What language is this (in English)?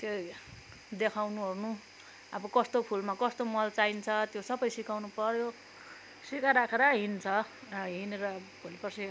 Nepali